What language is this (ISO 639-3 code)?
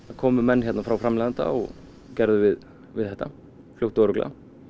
isl